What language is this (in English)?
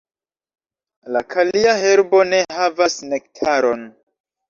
Esperanto